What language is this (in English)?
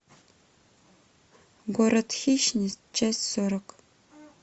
Russian